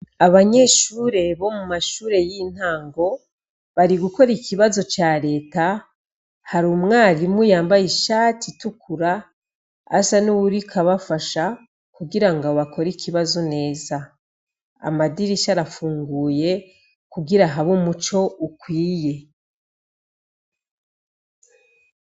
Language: Rundi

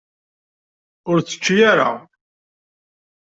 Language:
Kabyle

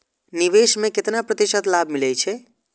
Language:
Maithili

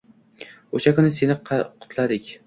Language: Uzbek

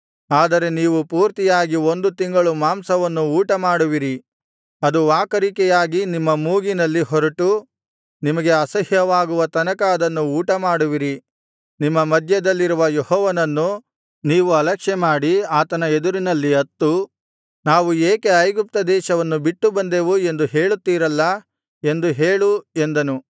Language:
Kannada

